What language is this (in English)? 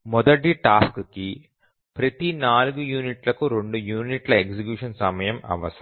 Telugu